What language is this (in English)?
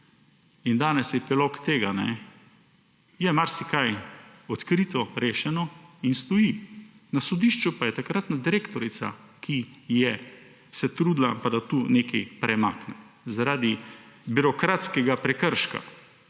Slovenian